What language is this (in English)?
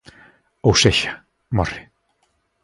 Galician